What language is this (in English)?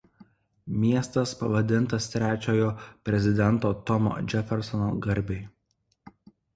Lithuanian